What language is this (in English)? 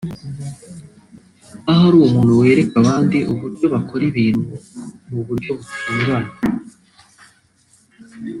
Kinyarwanda